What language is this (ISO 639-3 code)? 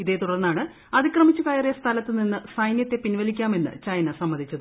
mal